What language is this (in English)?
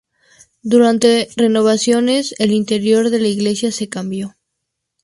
Spanish